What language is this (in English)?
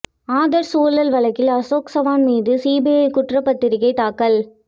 Tamil